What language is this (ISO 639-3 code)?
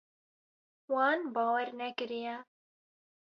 kur